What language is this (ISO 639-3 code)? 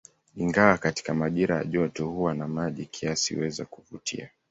swa